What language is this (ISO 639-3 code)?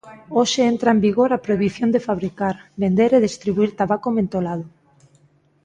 glg